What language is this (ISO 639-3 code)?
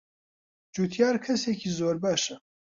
ckb